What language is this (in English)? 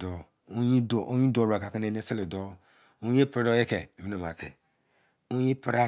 Izon